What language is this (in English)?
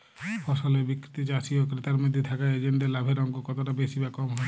Bangla